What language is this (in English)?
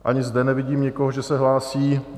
Czech